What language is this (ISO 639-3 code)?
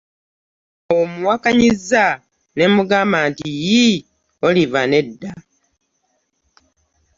lug